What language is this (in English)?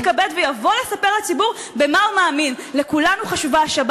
Hebrew